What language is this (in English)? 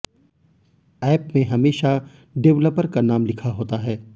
Hindi